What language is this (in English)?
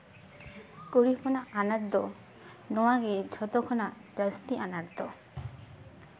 Santali